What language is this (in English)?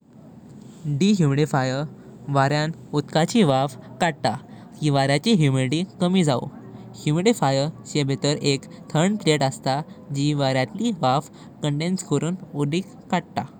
Konkani